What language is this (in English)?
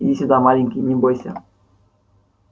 Russian